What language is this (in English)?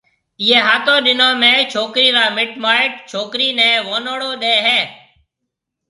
Marwari (Pakistan)